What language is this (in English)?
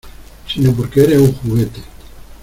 Spanish